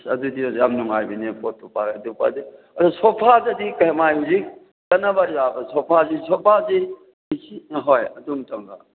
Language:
Manipuri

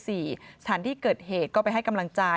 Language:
Thai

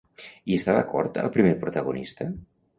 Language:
Catalan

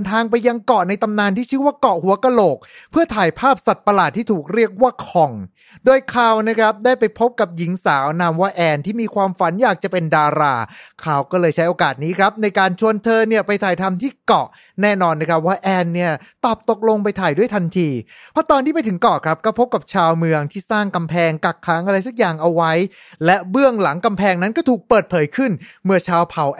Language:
Thai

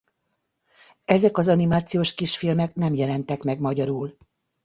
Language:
Hungarian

